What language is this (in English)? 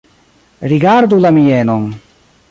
Esperanto